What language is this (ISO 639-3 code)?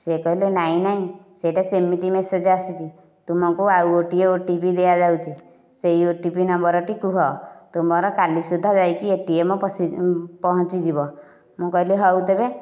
ori